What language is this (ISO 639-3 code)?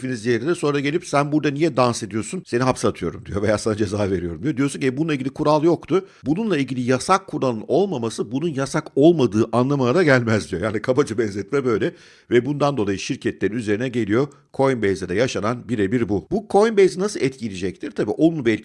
tur